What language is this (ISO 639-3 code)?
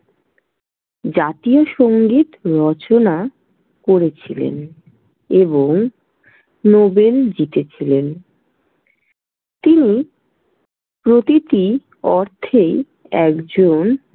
ben